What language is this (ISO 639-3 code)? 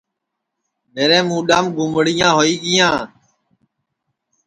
ssi